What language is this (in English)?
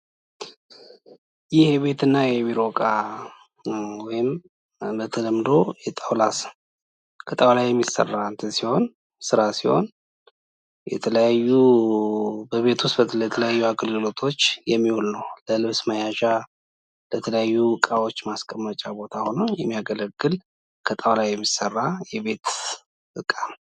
Amharic